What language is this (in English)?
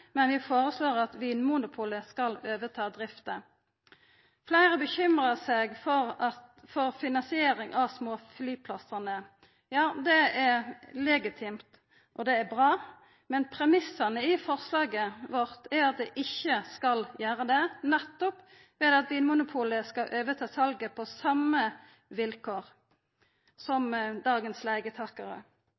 Norwegian Nynorsk